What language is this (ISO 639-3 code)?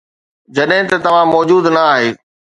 snd